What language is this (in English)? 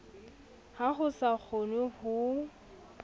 Southern Sotho